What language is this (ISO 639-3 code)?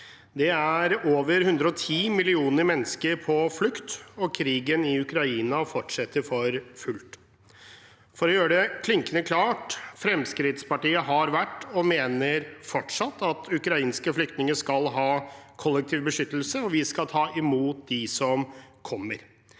nor